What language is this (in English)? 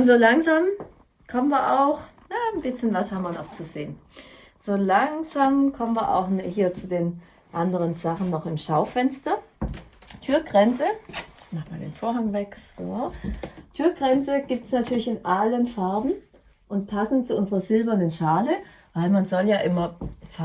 German